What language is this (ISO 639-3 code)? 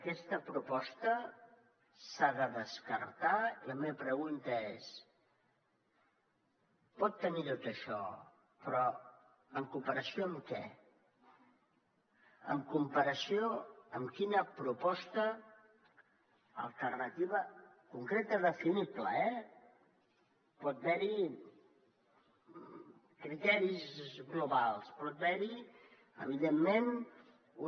cat